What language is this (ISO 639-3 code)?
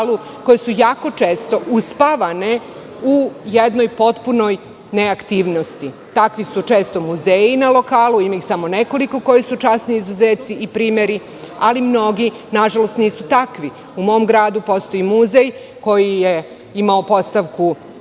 srp